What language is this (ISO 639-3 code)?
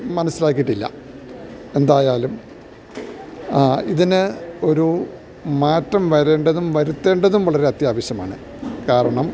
mal